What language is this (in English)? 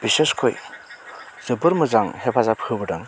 Bodo